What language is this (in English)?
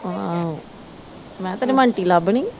Punjabi